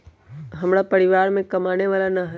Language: Magahi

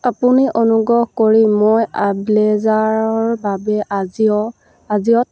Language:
Assamese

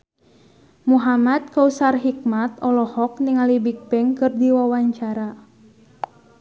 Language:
Sundanese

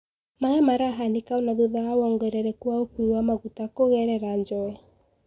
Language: Kikuyu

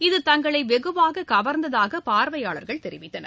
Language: Tamil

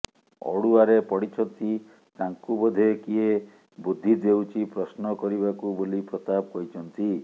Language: Odia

